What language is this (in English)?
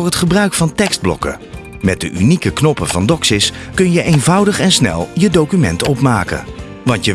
Dutch